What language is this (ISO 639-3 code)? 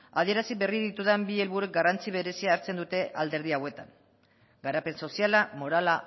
eus